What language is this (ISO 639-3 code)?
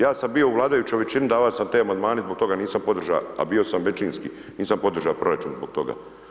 hrv